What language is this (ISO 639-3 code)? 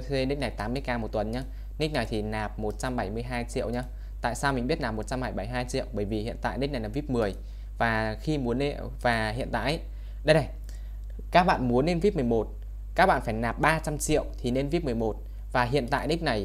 vie